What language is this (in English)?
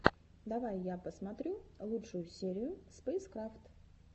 Russian